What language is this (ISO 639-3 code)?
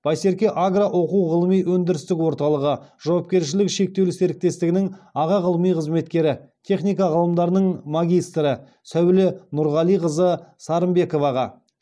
kaz